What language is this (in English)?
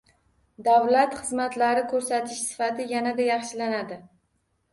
Uzbek